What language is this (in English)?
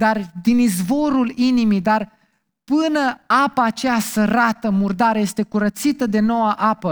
Romanian